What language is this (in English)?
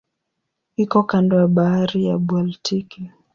Swahili